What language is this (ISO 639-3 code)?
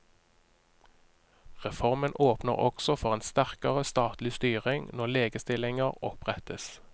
nor